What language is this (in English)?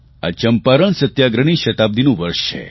Gujarati